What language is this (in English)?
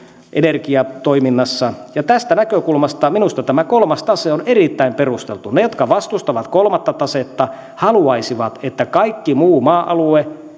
Finnish